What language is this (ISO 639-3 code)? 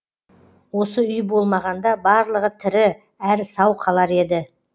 kaz